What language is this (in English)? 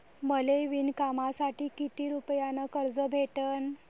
Marathi